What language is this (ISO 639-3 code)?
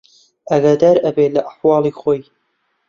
ckb